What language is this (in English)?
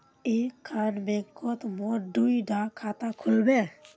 Magahi